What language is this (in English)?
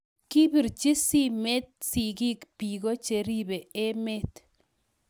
Kalenjin